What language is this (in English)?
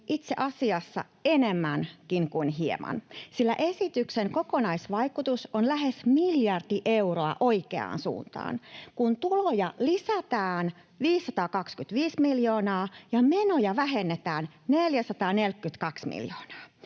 Finnish